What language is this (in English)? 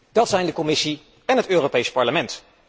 Dutch